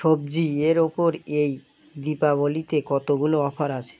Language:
Bangla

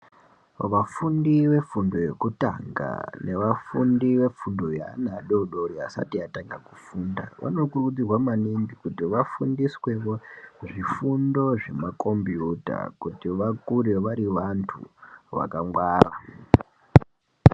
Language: Ndau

